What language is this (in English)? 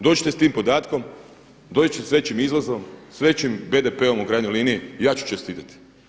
Croatian